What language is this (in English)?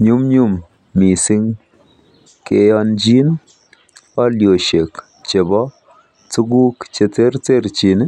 Kalenjin